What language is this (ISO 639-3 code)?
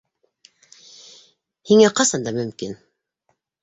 bak